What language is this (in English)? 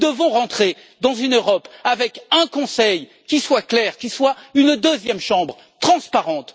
French